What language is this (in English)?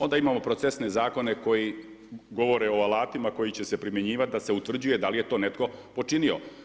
Croatian